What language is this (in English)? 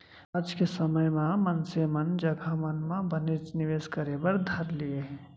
Chhattisgarhi